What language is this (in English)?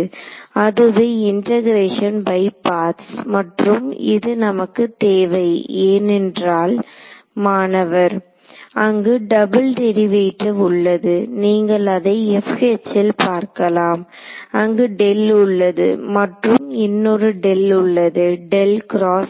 Tamil